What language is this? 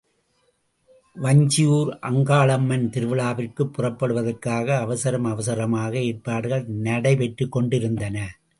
Tamil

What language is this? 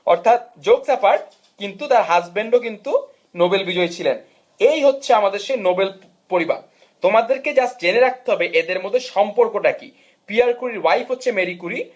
Bangla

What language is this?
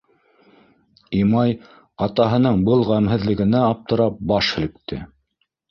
Bashkir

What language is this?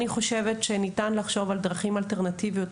Hebrew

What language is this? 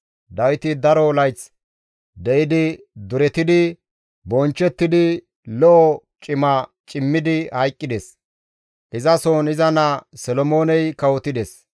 Gamo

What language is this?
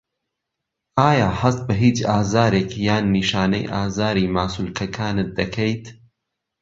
Central Kurdish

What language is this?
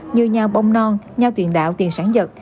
Vietnamese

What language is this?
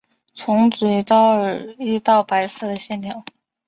Chinese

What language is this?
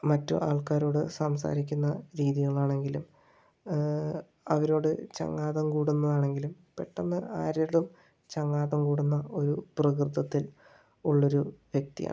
Malayalam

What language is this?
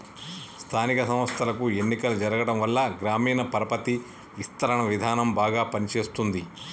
Telugu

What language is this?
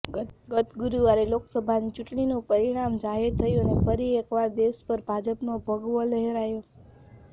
Gujarati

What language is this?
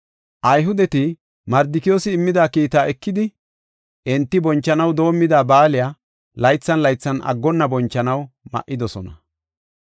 Gofa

